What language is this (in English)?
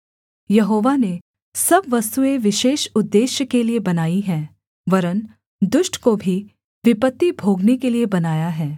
Hindi